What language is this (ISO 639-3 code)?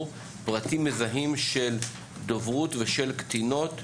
heb